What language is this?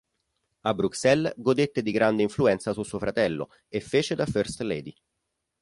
Italian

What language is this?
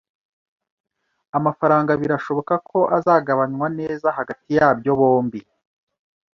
Kinyarwanda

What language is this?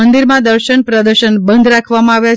Gujarati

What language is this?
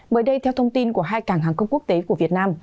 Vietnamese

